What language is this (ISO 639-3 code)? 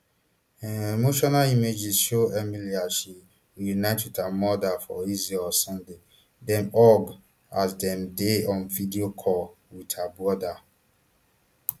pcm